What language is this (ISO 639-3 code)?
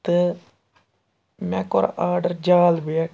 kas